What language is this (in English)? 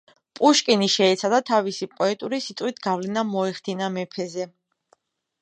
Georgian